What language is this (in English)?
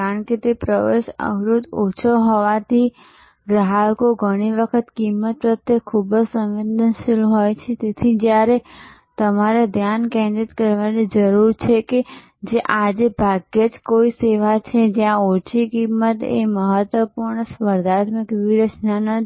Gujarati